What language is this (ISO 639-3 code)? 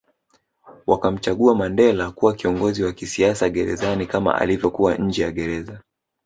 swa